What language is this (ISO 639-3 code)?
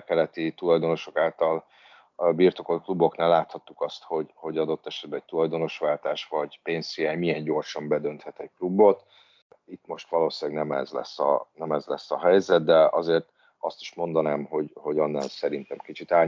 hun